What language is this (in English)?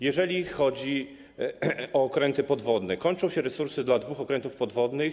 Polish